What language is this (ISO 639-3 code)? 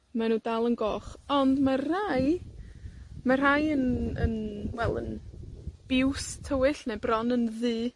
cym